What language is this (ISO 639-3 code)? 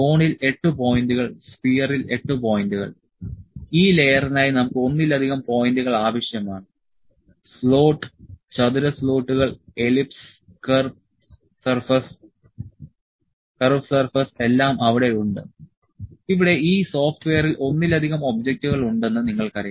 mal